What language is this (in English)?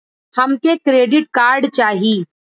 Bhojpuri